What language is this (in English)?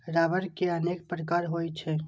Maithili